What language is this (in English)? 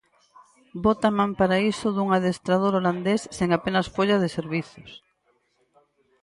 Galician